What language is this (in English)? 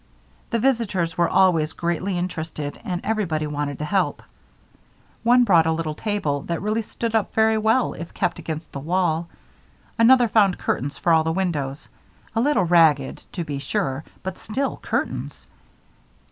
English